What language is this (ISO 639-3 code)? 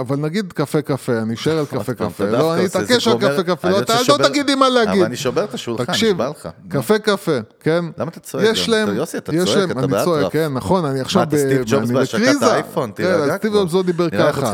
heb